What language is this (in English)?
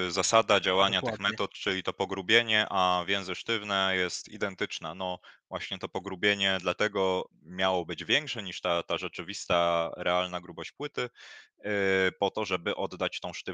Polish